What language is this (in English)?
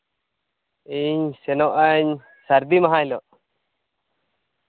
Santali